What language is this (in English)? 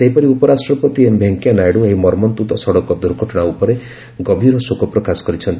Odia